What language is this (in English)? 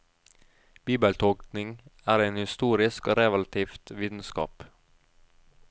Norwegian